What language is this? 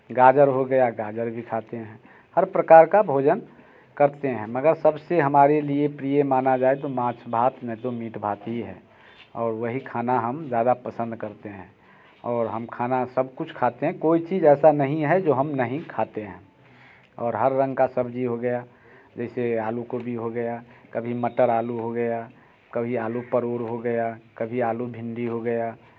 Hindi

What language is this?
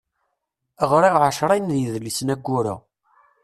Kabyle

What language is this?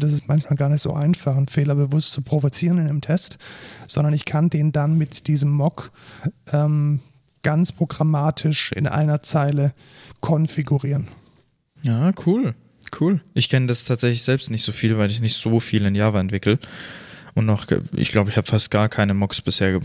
German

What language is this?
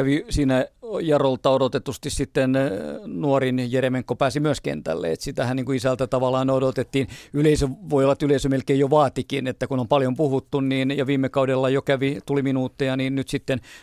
Finnish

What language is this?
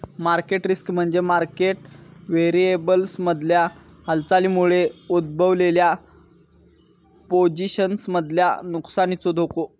Marathi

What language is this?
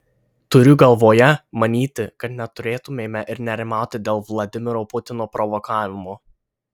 Lithuanian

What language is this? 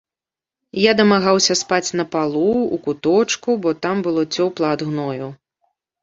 Belarusian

